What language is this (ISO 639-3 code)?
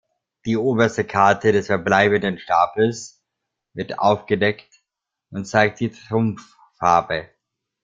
deu